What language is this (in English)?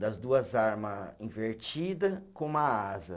Portuguese